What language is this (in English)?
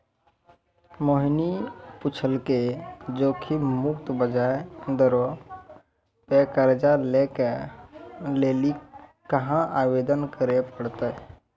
Maithili